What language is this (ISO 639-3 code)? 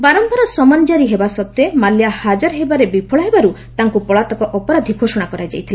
ori